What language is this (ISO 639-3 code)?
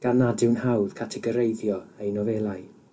cym